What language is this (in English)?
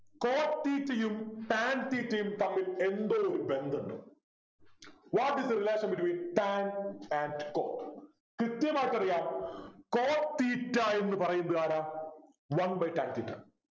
Malayalam